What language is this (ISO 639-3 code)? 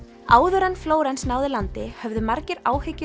isl